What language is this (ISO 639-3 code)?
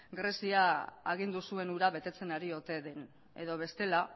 eus